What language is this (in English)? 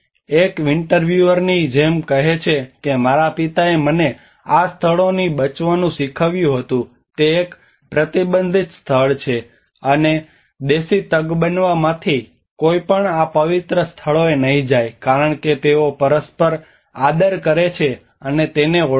Gujarati